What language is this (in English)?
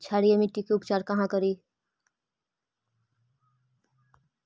Magahi